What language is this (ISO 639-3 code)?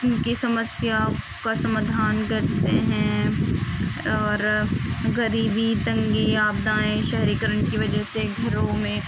urd